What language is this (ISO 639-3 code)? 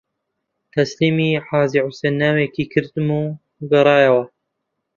ckb